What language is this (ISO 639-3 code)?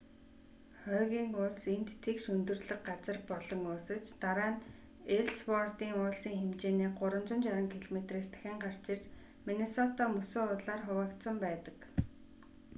mon